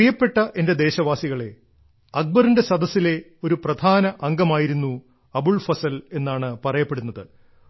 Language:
Malayalam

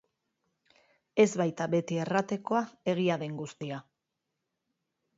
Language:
Basque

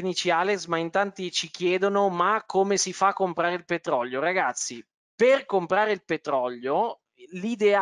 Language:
Italian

